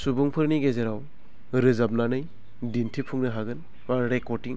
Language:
Bodo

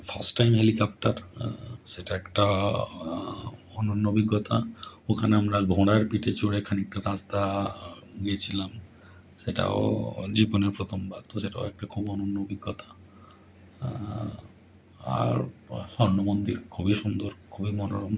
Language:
Bangla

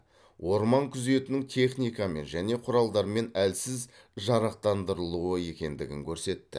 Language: Kazakh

